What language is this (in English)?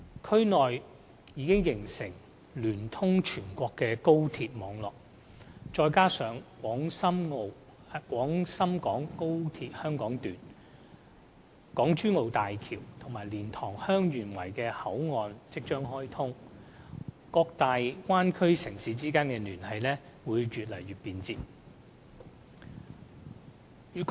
Cantonese